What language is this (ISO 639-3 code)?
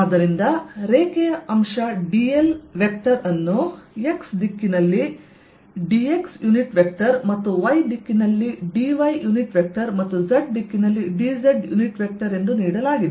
kan